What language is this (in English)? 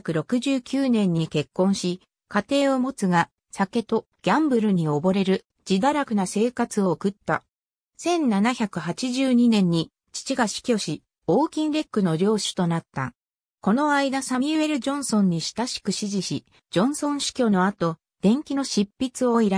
Japanese